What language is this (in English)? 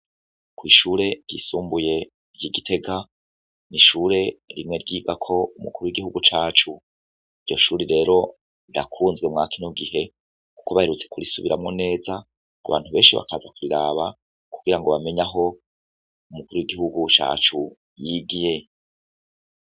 Rundi